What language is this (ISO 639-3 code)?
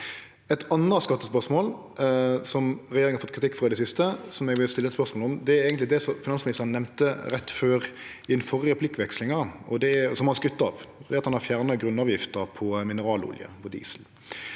nor